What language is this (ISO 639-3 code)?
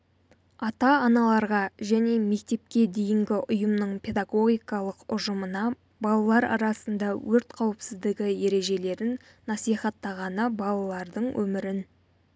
kaz